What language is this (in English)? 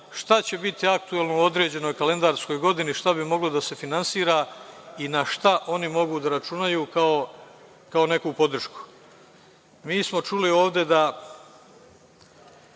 Serbian